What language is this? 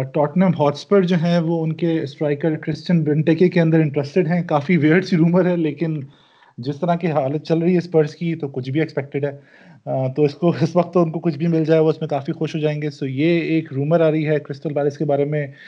Urdu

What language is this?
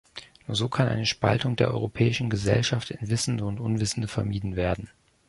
German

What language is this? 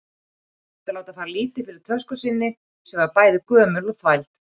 Icelandic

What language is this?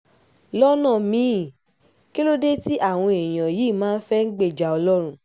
Yoruba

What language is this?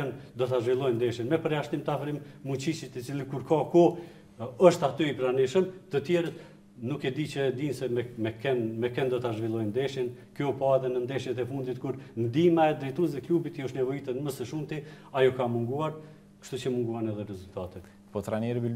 Romanian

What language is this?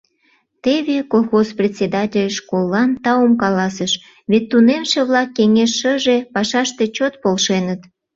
Mari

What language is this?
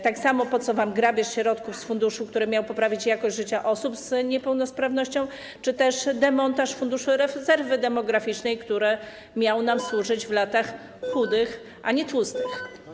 Polish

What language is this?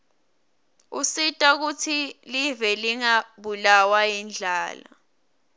Swati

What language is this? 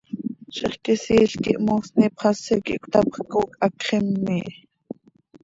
Seri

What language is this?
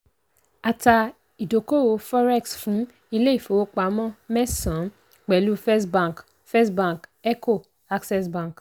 Yoruba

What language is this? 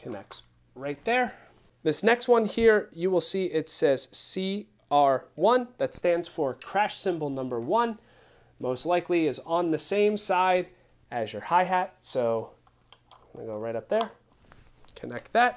English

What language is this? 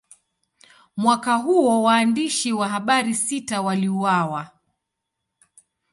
Swahili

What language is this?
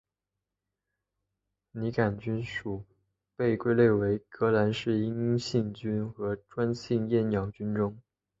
Chinese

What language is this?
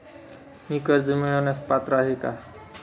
Marathi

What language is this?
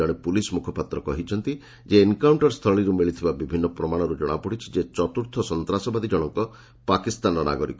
Odia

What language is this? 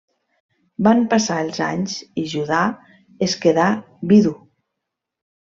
Catalan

